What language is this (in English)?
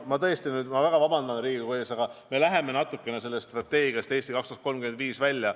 Estonian